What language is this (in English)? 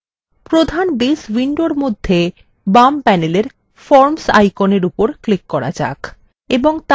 Bangla